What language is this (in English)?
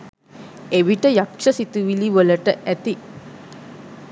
Sinhala